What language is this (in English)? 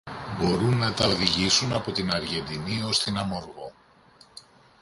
Greek